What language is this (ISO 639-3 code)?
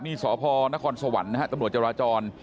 tha